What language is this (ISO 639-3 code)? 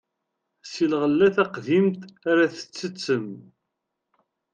kab